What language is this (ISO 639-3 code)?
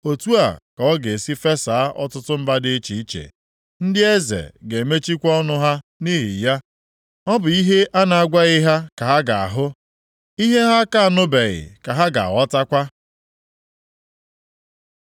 ibo